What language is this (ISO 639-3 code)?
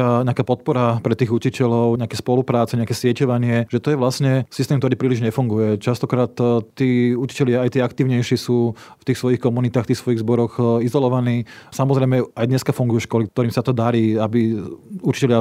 slk